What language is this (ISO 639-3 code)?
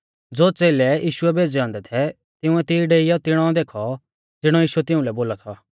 bfz